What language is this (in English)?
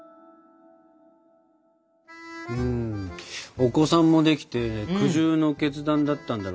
Japanese